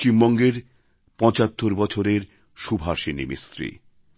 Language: Bangla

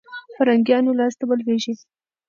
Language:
Pashto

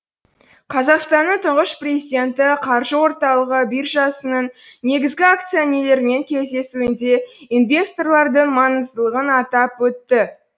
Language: Kazakh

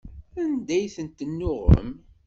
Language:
Kabyle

